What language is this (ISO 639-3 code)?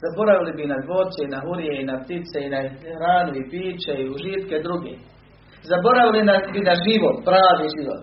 hrv